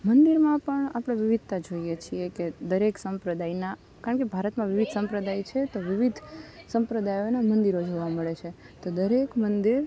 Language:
Gujarati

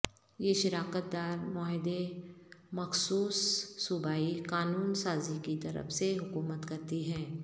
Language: Urdu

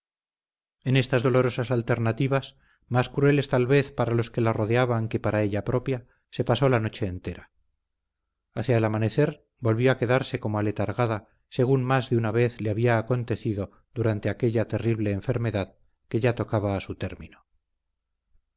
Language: Spanish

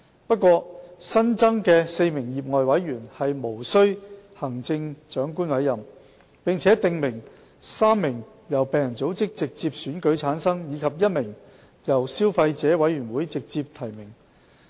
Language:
Cantonese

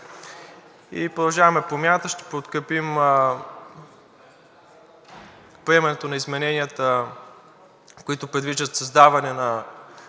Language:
Bulgarian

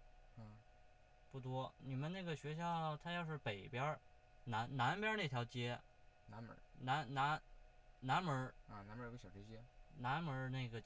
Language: Chinese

